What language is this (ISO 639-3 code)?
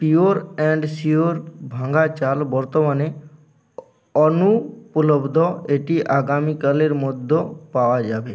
ben